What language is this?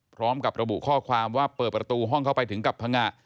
Thai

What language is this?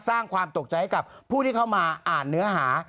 Thai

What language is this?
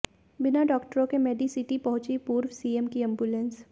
Hindi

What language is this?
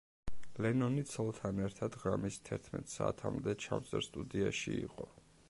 Georgian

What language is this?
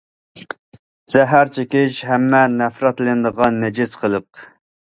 Uyghur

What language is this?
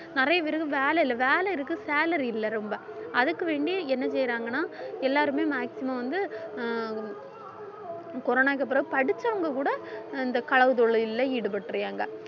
Tamil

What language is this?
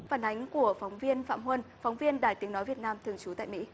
Vietnamese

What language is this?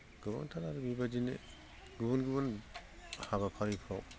Bodo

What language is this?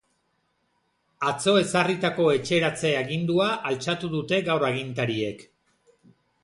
Basque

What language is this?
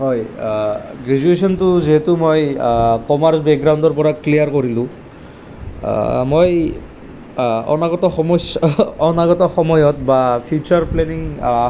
Assamese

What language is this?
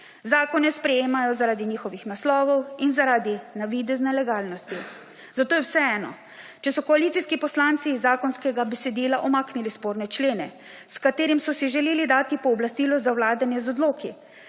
Slovenian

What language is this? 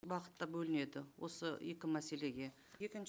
Kazakh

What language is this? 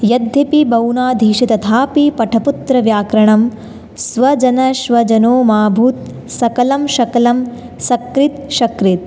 Sanskrit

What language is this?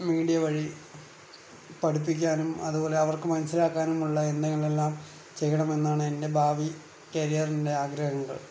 Malayalam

